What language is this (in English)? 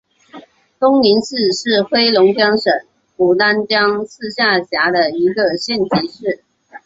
Chinese